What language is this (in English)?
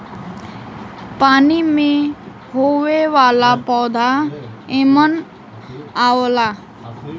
Bhojpuri